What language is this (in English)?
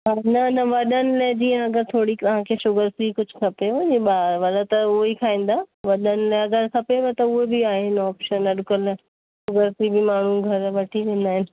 Sindhi